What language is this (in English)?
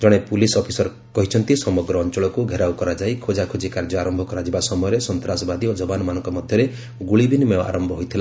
Odia